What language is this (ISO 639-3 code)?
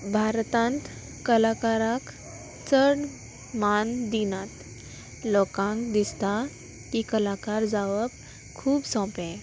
kok